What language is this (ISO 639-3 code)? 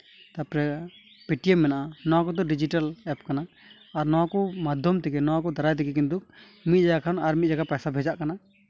sat